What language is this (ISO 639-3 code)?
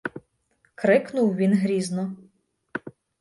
ukr